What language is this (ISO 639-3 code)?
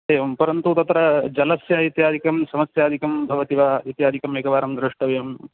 san